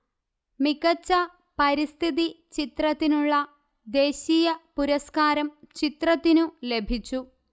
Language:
Malayalam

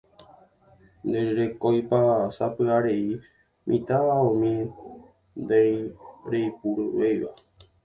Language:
Guarani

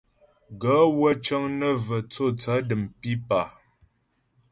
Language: Ghomala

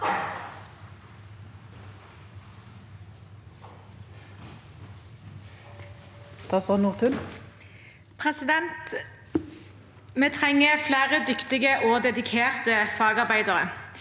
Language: Norwegian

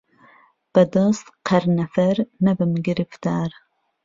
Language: Central Kurdish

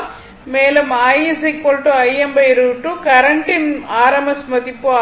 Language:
Tamil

